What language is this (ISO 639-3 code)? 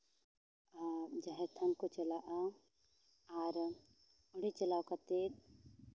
sat